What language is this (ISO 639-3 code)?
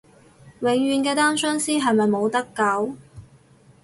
yue